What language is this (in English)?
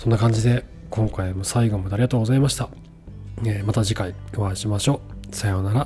Japanese